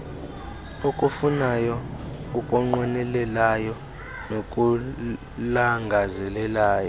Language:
Xhosa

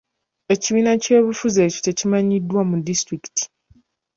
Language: Ganda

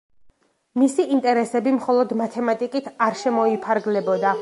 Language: Georgian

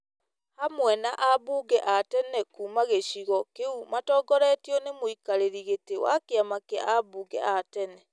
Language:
Kikuyu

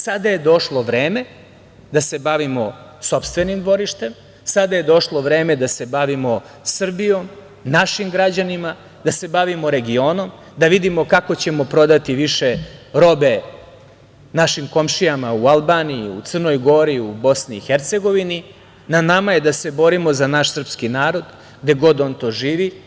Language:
Serbian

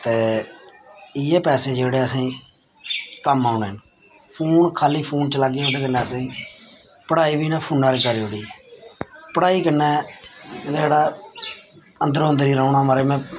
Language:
Dogri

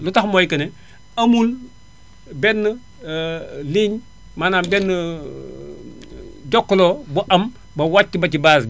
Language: Wolof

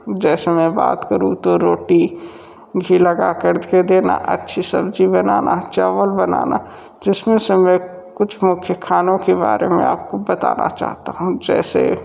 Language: Hindi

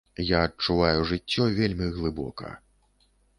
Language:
Belarusian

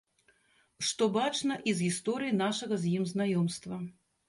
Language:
Belarusian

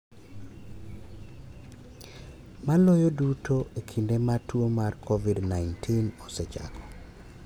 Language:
Luo (Kenya and Tanzania)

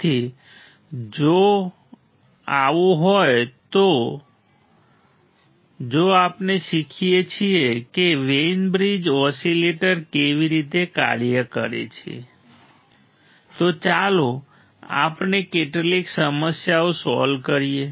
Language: Gujarati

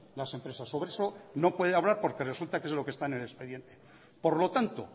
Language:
Spanish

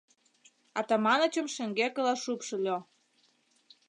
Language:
Mari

